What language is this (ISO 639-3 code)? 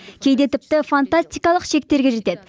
kaz